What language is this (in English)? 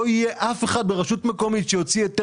Hebrew